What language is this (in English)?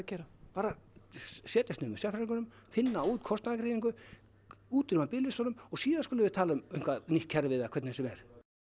Icelandic